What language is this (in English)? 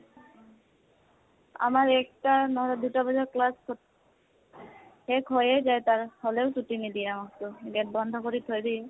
Assamese